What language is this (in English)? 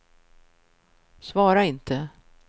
Swedish